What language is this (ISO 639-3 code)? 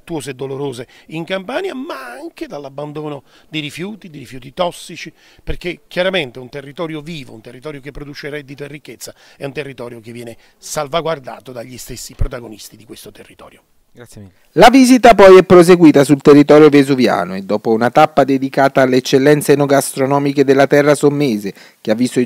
ita